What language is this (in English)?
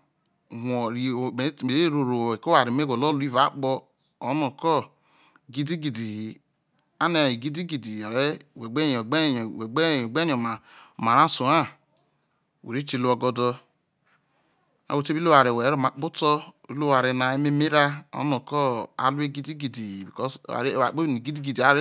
Isoko